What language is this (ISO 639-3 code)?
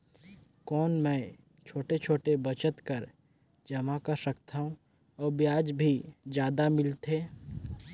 hne